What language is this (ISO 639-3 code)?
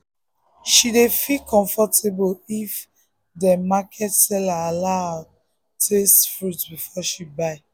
pcm